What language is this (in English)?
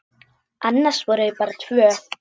Icelandic